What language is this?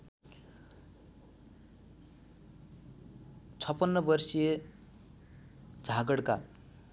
Nepali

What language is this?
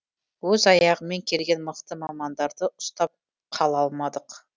Kazakh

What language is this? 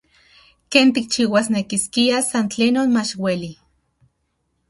Central Puebla Nahuatl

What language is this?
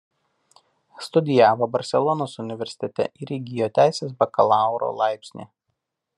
Lithuanian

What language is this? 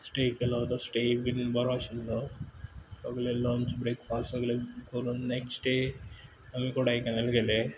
Konkani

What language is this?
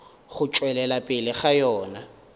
Northern Sotho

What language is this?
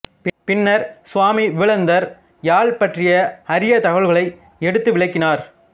Tamil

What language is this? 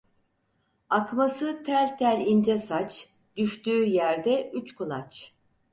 Turkish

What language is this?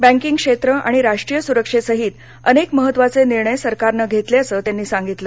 Marathi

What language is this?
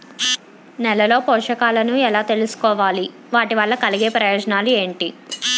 Telugu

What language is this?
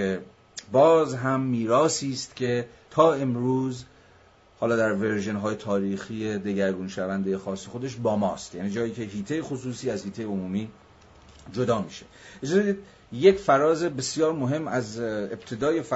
Persian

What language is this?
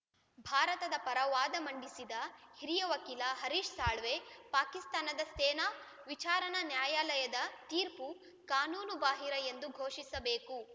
Kannada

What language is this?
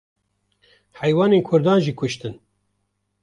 Kurdish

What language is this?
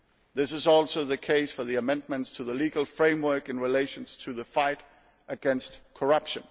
English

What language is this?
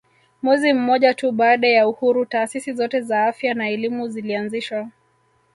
Swahili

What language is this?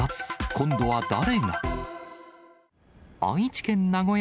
Japanese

